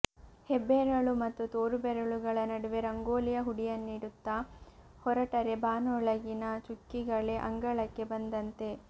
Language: Kannada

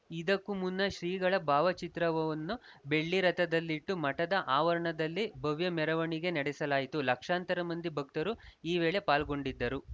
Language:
Kannada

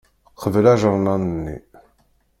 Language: Kabyle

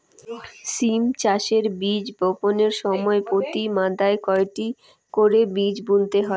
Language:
Bangla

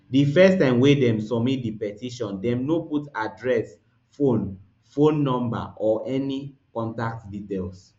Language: Nigerian Pidgin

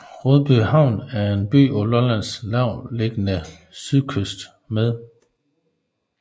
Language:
Danish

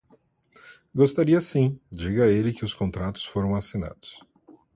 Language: Portuguese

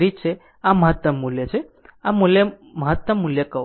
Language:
Gujarati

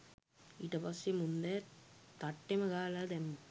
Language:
Sinhala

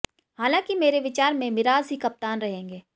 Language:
Hindi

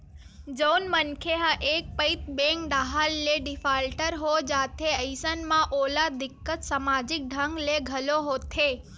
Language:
Chhattisgarhi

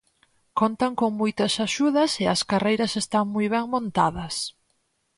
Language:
Galician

